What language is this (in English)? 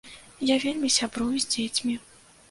Belarusian